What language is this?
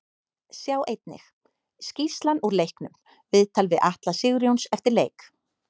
Icelandic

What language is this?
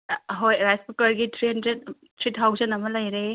Manipuri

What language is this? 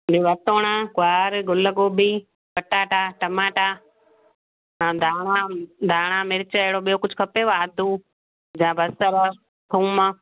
Sindhi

